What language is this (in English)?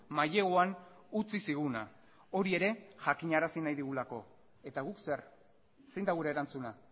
Basque